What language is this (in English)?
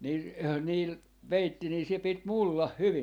Finnish